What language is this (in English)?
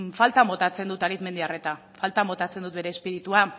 Basque